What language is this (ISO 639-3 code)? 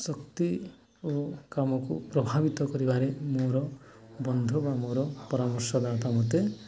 ori